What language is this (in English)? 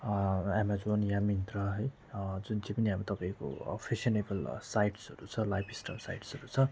Nepali